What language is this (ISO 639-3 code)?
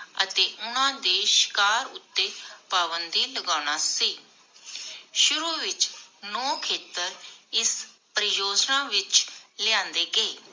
pan